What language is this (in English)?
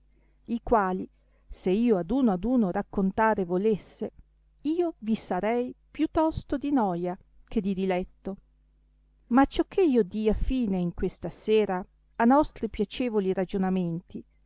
Italian